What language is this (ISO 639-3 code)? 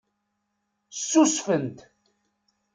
kab